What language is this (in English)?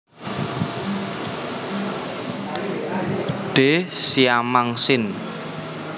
Javanese